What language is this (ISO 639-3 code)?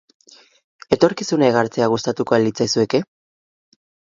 eus